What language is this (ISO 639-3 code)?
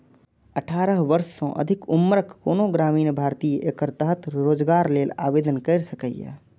mai